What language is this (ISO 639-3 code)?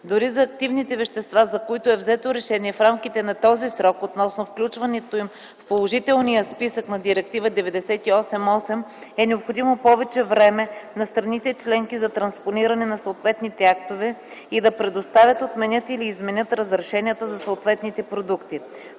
bul